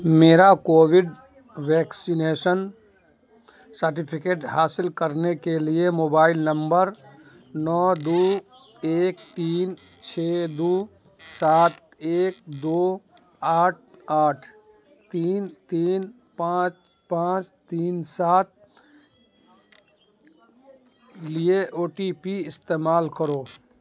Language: Urdu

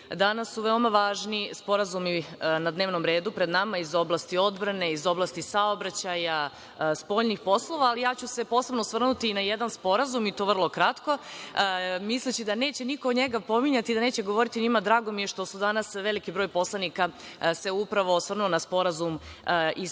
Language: Serbian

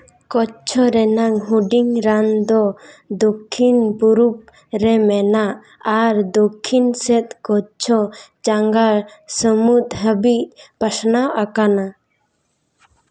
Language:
Santali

